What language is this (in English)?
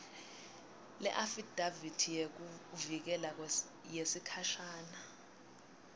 Swati